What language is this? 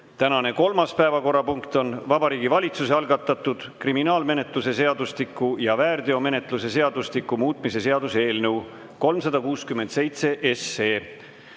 Estonian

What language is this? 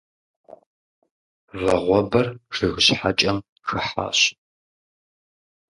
Kabardian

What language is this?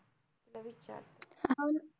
Marathi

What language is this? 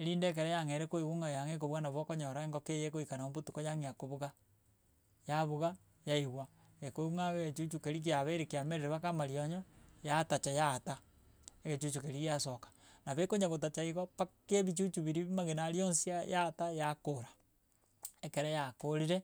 Gusii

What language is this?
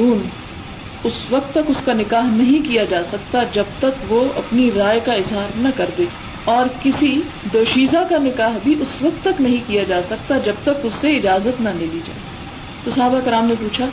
Urdu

